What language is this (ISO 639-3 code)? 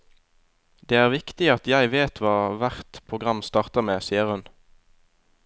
nor